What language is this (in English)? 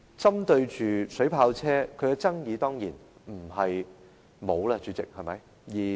Cantonese